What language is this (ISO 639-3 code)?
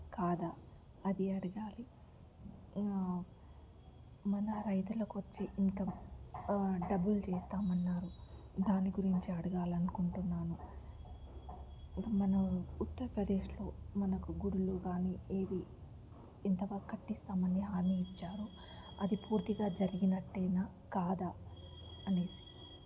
tel